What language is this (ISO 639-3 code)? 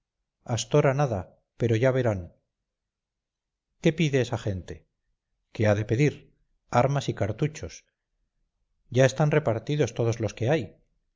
spa